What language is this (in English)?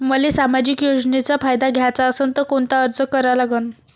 Marathi